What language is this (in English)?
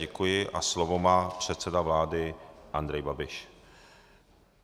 Czech